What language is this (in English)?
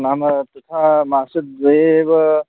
Sanskrit